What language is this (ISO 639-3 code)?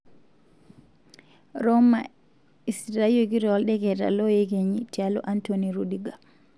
mas